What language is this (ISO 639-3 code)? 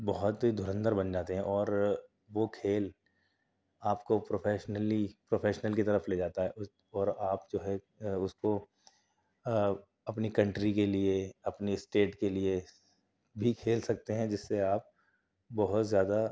urd